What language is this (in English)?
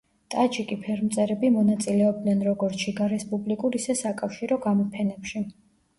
Georgian